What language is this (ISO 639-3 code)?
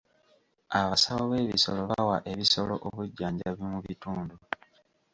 lug